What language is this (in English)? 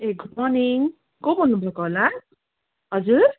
Nepali